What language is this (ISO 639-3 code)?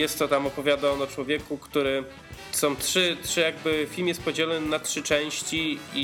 pol